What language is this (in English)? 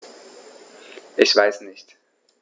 German